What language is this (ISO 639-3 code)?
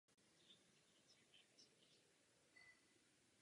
ces